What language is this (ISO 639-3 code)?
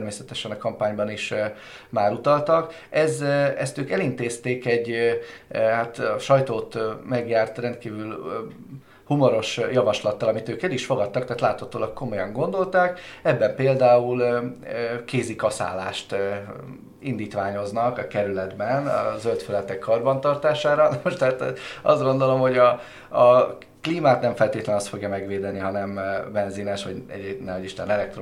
hun